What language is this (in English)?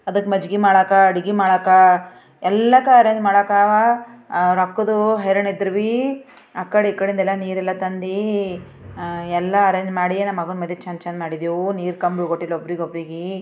Kannada